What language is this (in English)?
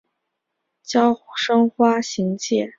Chinese